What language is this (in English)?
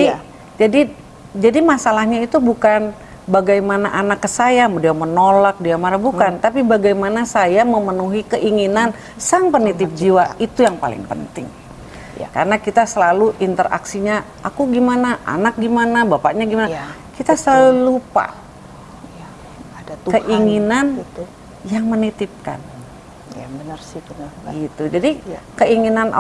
Indonesian